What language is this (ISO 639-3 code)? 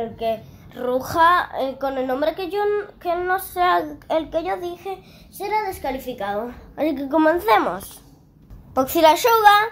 spa